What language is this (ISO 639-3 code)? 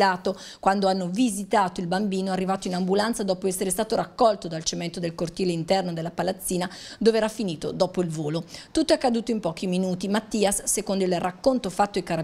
ita